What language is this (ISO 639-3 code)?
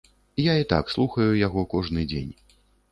bel